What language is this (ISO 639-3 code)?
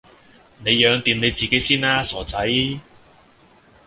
yue